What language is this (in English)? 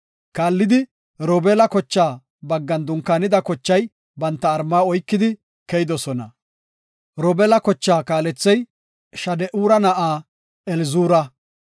Gofa